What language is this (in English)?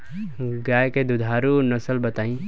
Bhojpuri